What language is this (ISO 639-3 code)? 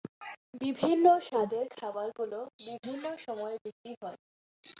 ben